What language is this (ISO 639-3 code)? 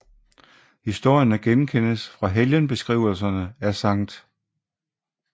dan